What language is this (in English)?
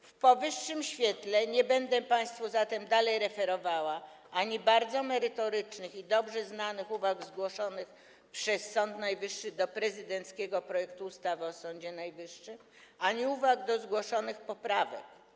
Polish